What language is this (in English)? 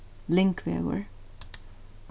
Faroese